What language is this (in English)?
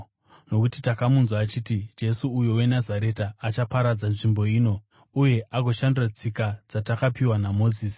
Shona